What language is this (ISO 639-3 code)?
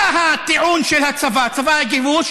heb